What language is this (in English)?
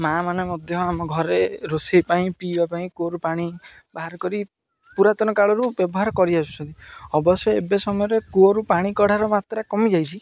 Odia